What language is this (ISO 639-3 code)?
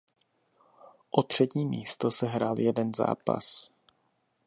ces